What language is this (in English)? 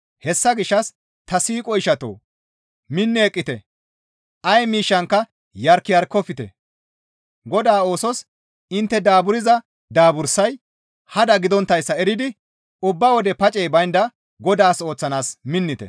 Gamo